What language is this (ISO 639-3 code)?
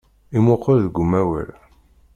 kab